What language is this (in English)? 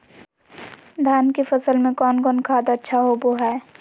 Magahi